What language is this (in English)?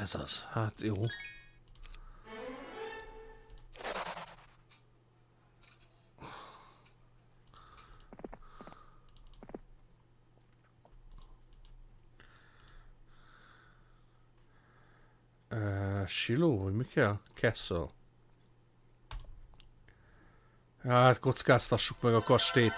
Hungarian